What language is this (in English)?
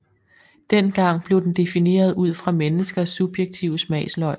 Danish